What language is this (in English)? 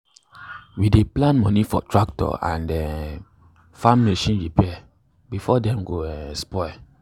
Nigerian Pidgin